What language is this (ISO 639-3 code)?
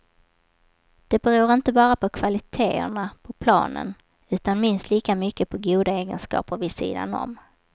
swe